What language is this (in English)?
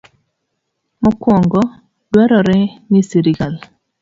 Luo (Kenya and Tanzania)